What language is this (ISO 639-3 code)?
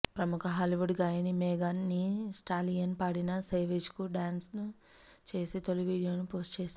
tel